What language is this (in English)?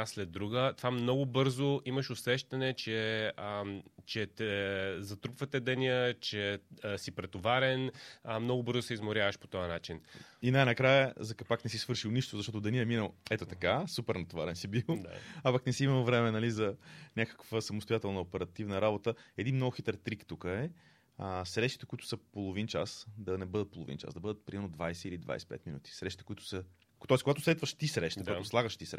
Bulgarian